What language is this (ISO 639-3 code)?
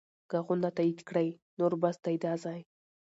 pus